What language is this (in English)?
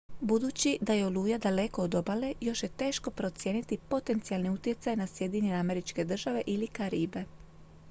Croatian